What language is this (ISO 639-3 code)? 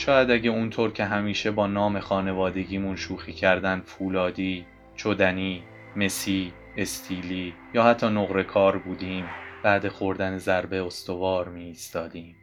fas